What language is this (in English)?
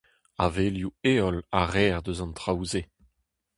Breton